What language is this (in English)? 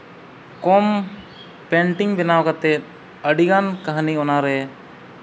Santali